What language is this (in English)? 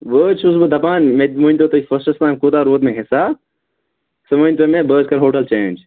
Kashmiri